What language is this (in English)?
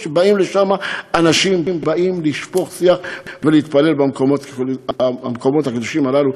Hebrew